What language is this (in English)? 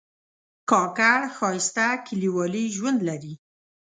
Pashto